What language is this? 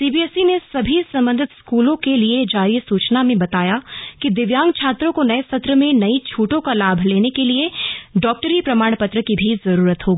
Hindi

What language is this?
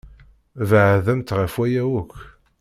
Kabyle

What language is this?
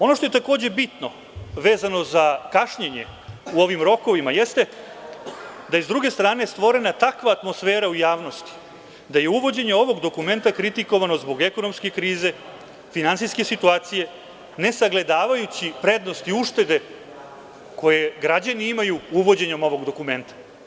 Serbian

